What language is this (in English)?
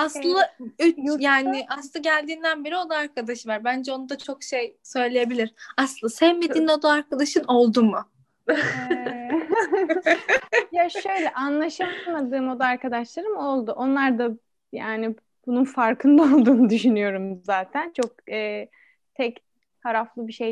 Turkish